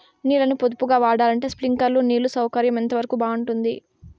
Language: Telugu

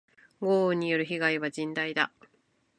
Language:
Japanese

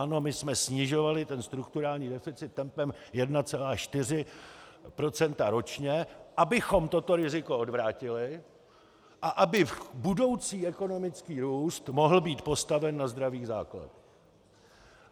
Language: Czech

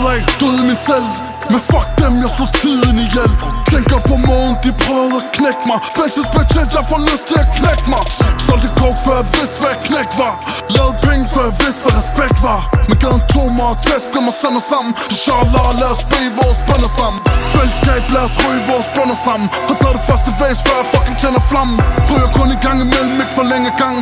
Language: Dutch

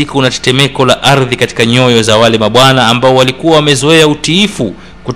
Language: Swahili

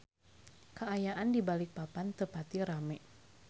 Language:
Sundanese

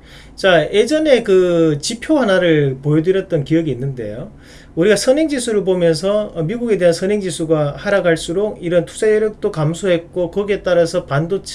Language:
Korean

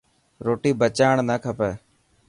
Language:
Dhatki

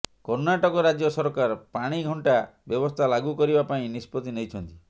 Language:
Odia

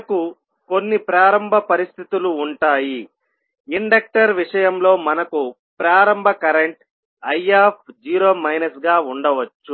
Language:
Telugu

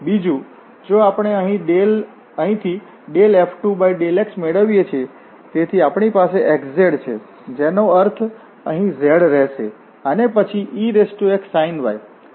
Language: Gujarati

